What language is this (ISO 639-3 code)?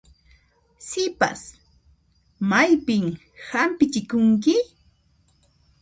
qxp